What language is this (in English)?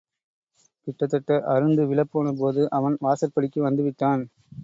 Tamil